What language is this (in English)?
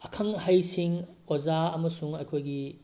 Manipuri